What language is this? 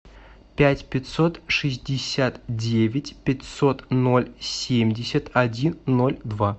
Russian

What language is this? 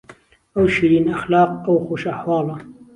Central Kurdish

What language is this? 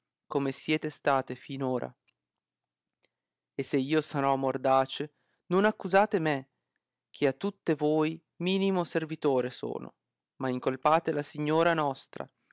Italian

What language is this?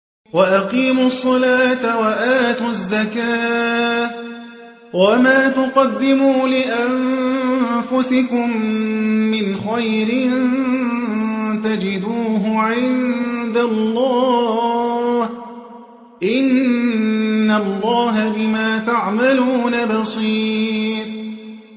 Arabic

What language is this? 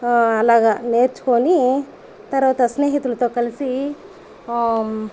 Telugu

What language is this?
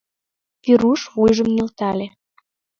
Mari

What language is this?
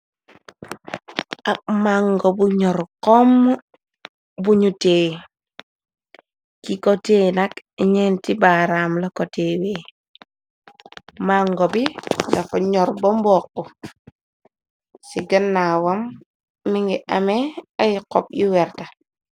Wolof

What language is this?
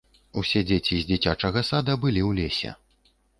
Belarusian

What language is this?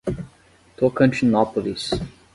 Portuguese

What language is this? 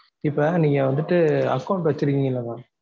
Tamil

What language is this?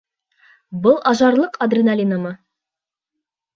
Bashkir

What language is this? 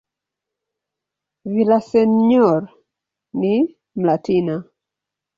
Swahili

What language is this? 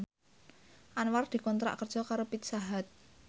Javanese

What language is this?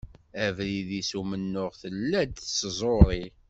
Kabyle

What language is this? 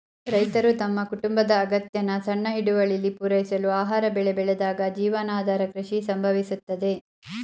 Kannada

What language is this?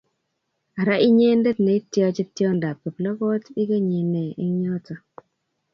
Kalenjin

